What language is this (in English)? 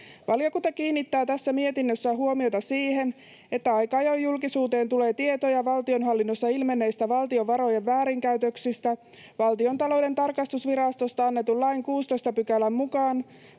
Finnish